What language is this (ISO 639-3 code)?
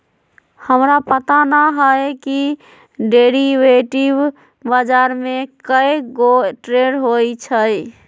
mag